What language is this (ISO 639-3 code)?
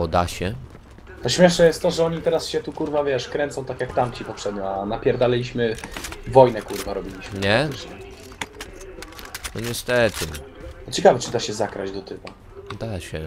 pol